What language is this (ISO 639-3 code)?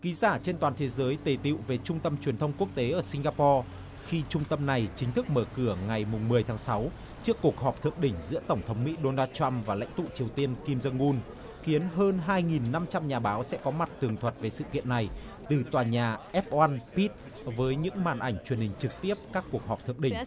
vie